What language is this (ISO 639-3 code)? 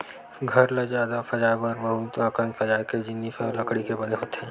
hne